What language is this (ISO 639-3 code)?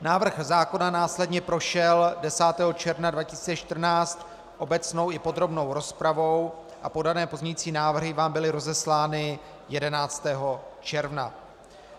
ces